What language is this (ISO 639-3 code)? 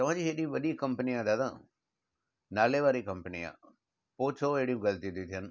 snd